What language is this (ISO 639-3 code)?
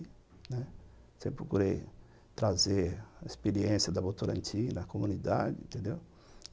por